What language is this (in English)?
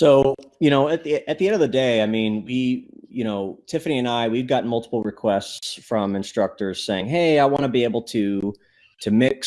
English